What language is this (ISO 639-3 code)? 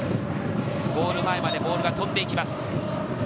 jpn